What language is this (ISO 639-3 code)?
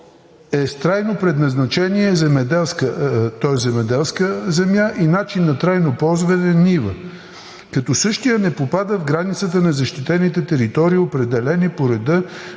bul